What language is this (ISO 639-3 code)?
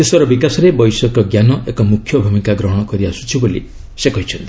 ori